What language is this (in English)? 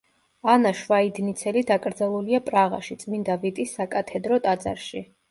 Georgian